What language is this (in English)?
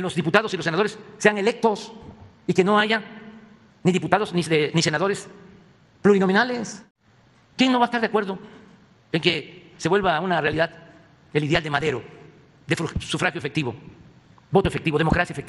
Spanish